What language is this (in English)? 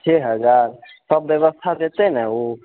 Maithili